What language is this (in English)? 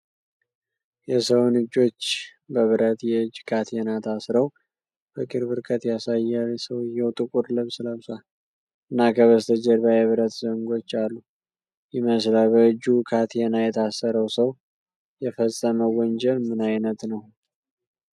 Amharic